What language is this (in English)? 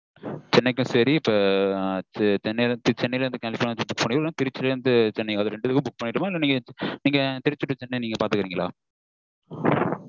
Tamil